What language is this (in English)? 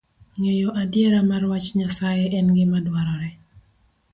Luo (Kenya and Tanzania)